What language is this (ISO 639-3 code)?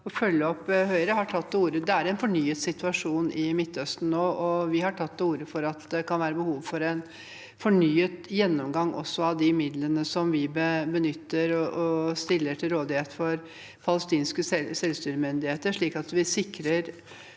nor